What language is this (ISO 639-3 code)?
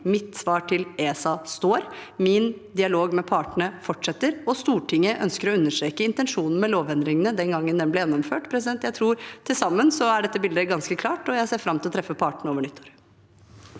nor